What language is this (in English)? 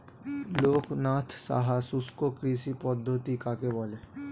Bangla